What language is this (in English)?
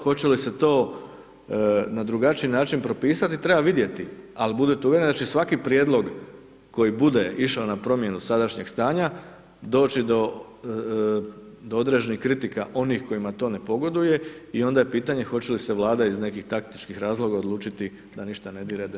Croatian